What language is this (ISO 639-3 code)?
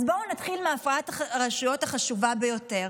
heb